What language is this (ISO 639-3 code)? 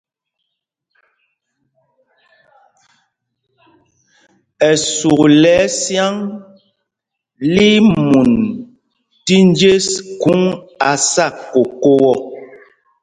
mgg